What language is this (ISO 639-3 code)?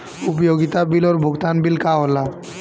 bho